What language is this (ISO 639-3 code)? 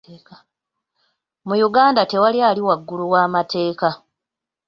lug